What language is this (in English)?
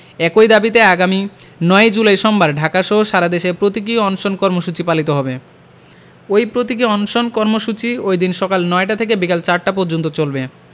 Bangla